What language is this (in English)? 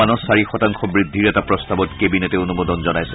Assamese